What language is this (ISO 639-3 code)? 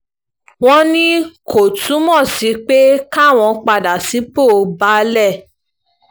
yor